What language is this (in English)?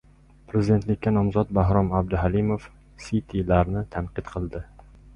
Uzbek